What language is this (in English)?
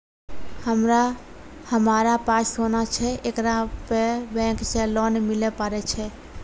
Maithili